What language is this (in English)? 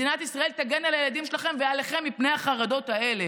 Hebrew